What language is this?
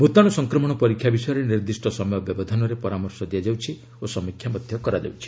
Odia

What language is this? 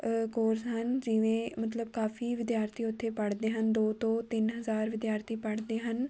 Punjabi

